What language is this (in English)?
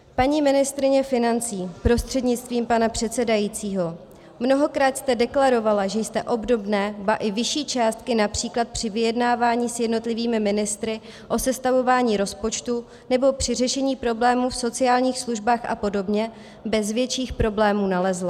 Czech